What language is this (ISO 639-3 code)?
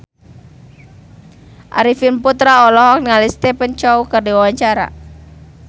sun